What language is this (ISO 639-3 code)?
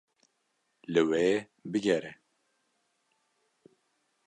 kur